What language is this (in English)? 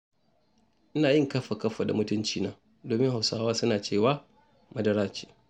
Hausa